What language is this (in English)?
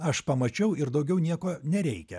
Lithuanian